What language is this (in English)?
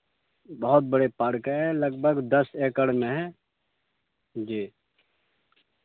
Urdu